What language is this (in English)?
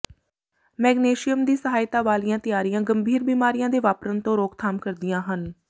Punjabi